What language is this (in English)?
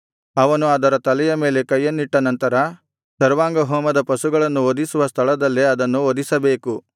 Kannada